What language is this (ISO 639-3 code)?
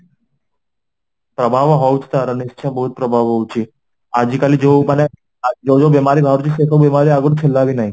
ori